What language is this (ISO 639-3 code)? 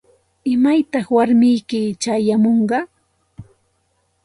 qxt